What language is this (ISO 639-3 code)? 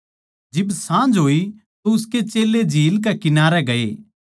bgc